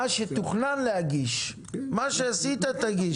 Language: Hebrew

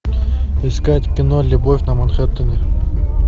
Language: Russian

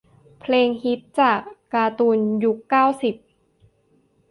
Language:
Thai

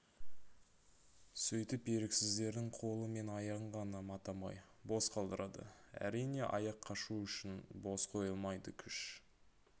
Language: Kazakh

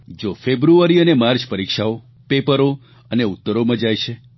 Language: Gujarati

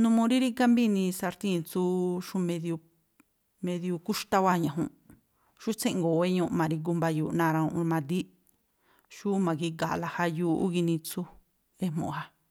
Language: Tlacoapa Me'phaa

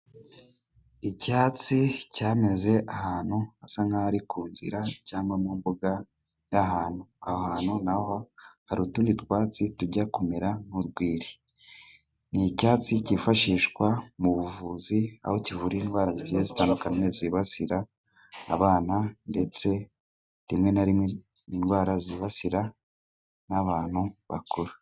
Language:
Kinyarwanda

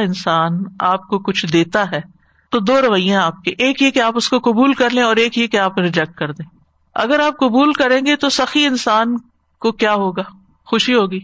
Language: Urdu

